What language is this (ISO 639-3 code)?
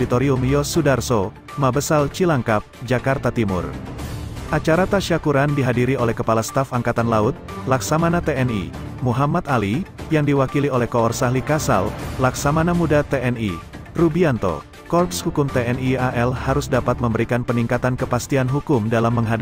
ind